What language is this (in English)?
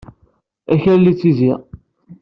Kabyle